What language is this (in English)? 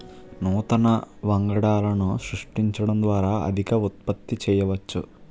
Telugu